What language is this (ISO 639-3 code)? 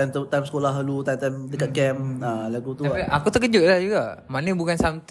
msa